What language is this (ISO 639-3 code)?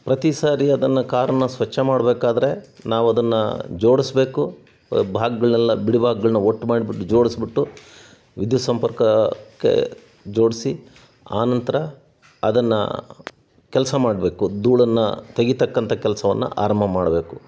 kan